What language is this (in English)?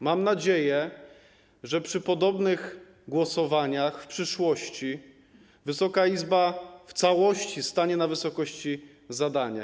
Polish